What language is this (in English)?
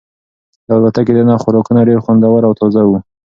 Pashto